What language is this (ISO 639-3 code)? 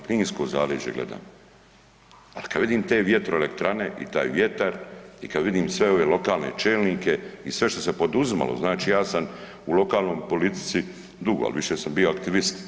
hrv